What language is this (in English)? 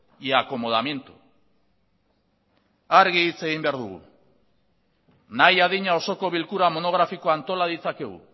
Basque